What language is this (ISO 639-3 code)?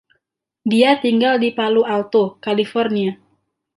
ind